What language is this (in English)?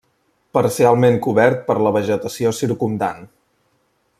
Catalan